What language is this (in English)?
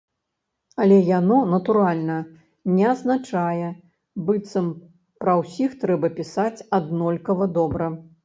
Belarusian